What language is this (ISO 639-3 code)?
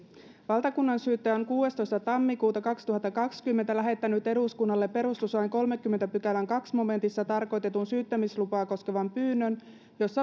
fin